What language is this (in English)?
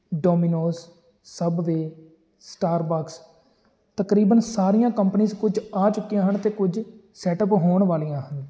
Punjabi